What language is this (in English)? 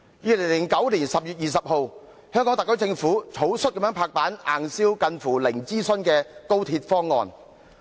Cantonese